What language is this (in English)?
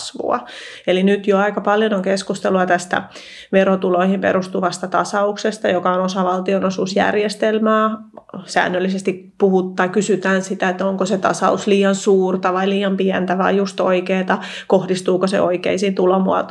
Finnish